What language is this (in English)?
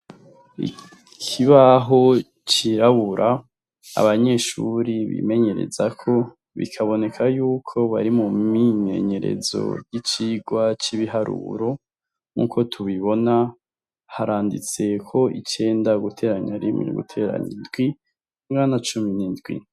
Rundi